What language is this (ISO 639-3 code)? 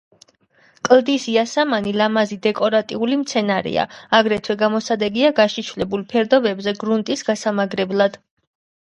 kat